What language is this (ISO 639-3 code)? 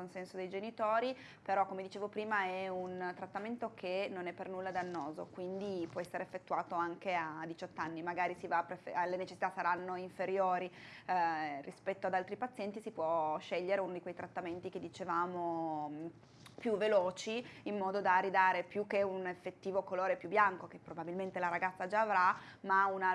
ita